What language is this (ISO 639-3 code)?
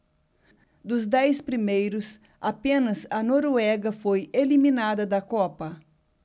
por